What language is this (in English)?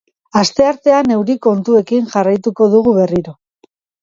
Basque